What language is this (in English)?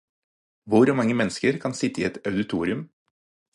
Norwegian Bokmål